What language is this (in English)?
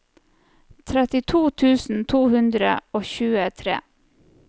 Norwegian